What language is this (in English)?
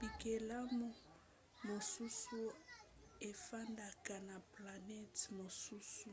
Lingala